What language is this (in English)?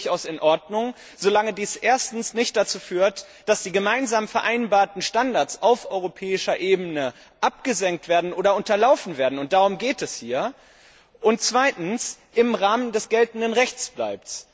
German